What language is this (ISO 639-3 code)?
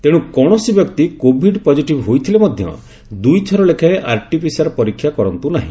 ori